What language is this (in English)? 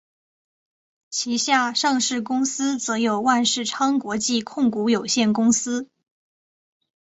Chinese